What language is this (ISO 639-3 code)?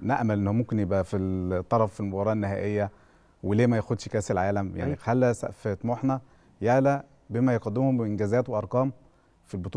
ara